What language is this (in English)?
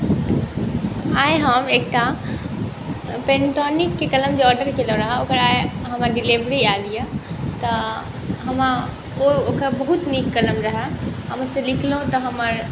Maithili